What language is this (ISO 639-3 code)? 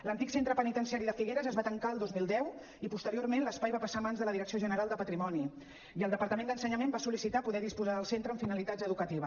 cat